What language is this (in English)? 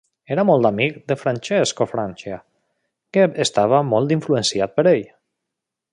Catalan